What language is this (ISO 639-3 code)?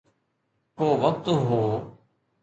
snd